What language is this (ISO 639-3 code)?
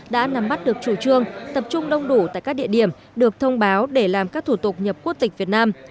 vie